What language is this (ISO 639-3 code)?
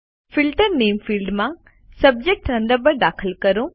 guj